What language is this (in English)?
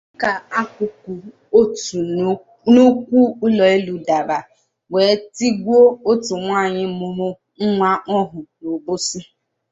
Igbo